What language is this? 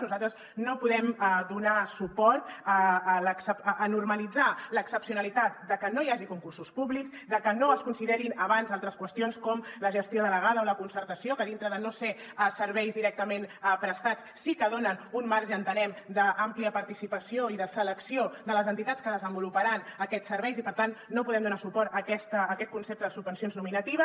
Catalan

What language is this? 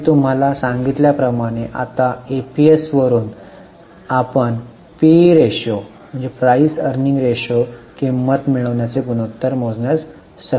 Marathi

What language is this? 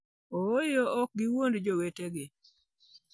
Luo (Kenya and Tanzania)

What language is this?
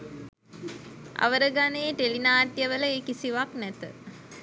Sinhala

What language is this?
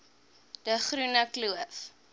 Afrikaans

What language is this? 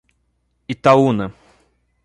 Portuguese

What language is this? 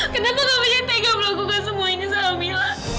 Indonesian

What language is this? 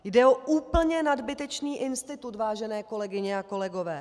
Czech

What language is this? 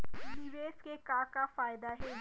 Chhattisgarhi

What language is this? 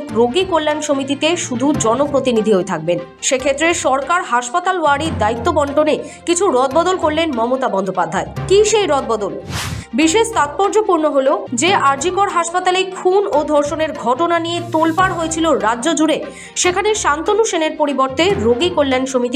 Bangla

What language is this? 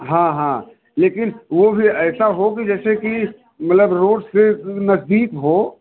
Hindi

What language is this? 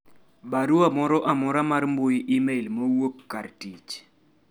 Luo (Kenya and Tanzania)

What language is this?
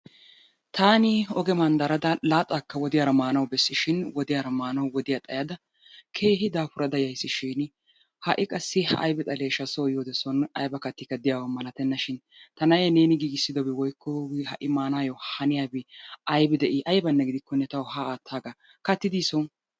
Wolaytta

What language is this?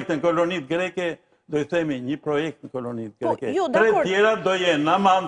Romanian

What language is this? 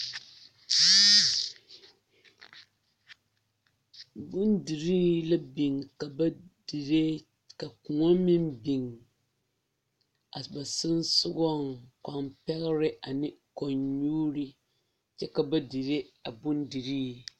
Southern Dagaare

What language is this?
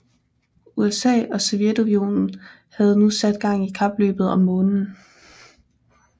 Danish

